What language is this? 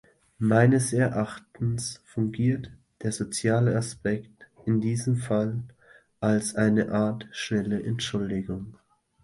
German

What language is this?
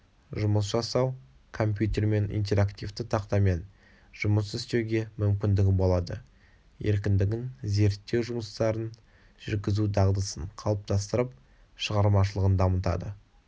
Kazakh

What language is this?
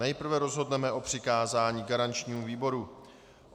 Czech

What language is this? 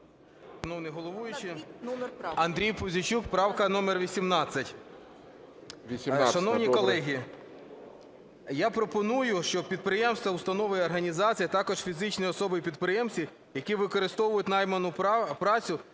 Ukrainian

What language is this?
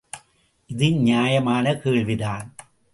Tamil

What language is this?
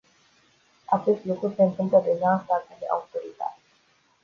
Romanian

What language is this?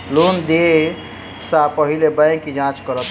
Maithili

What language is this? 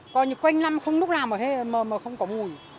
Vietnamese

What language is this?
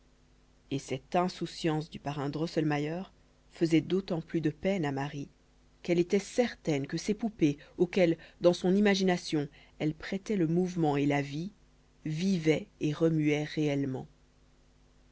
French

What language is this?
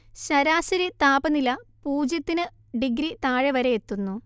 Malayalam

